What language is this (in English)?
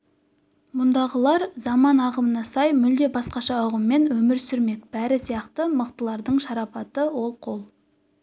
Kazakh